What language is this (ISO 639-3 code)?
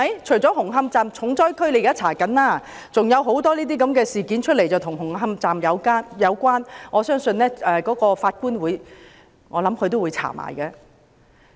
yue